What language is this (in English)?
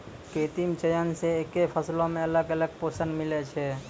Maithili